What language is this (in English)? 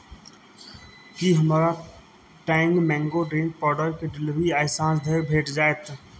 Maithili